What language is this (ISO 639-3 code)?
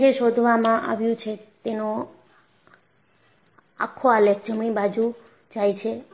guj